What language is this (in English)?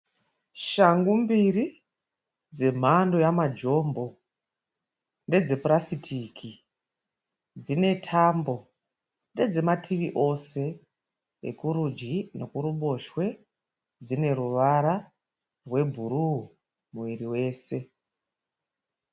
Shona